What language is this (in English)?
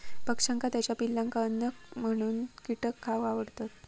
Marathi